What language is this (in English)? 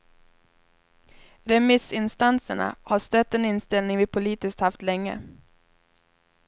Swedish